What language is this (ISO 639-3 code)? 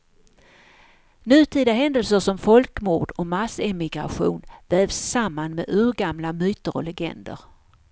swe